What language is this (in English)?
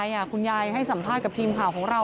Thai